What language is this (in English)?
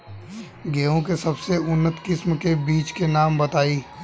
Bhojpuri